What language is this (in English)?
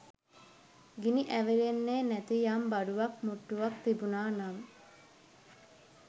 Sinhala